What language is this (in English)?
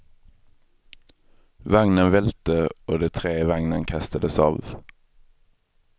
Swedish